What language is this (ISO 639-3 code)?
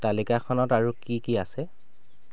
asm